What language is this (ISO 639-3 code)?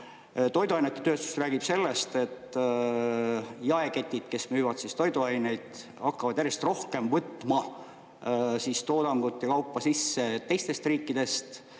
est